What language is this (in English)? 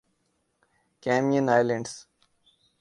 Urdu